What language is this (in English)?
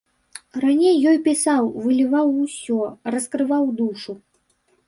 Belarusian